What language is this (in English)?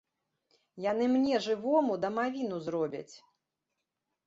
Belarusian